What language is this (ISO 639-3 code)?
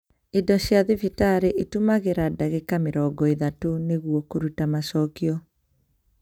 kik